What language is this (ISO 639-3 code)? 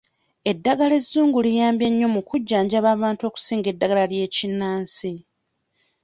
lug